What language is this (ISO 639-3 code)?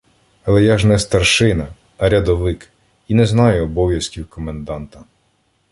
ukr